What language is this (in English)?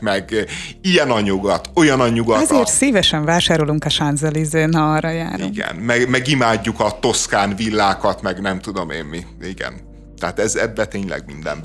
Hungarian